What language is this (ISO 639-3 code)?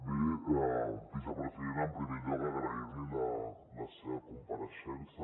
cat